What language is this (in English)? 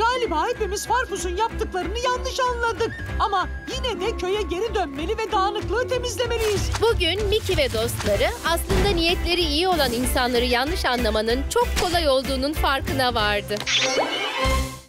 Turkish